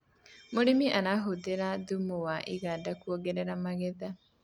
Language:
Kikuyu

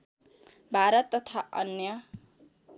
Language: Nepali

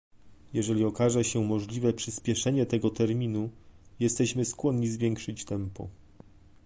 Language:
Polish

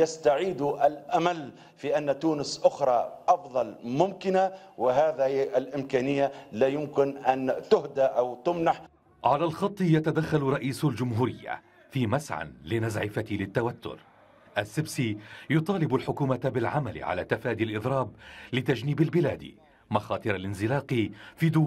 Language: Arabic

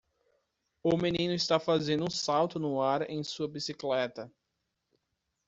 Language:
Portuguese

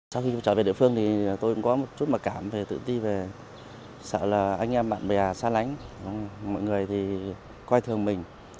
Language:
Vietnamese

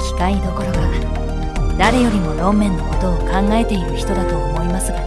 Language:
Japanese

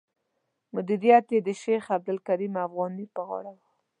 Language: Pashto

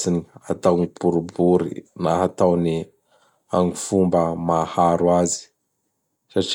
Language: Bara Malagasy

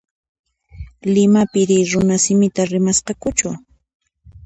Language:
Puno Quechua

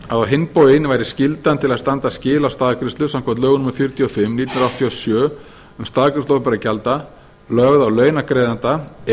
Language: Icelandic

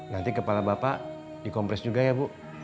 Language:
Indonesian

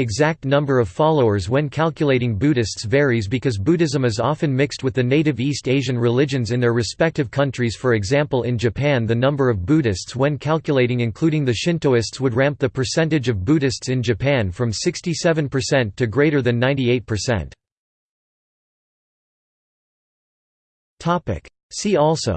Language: English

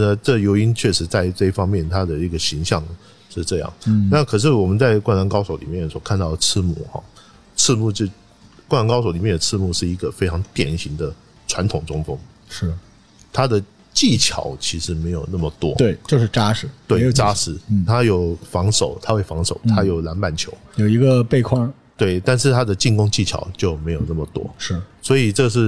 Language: Chinese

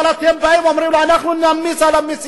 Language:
Hebrew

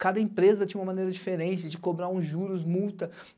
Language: Portuguese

